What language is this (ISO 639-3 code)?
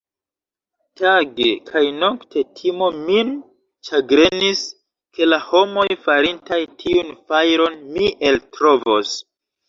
epo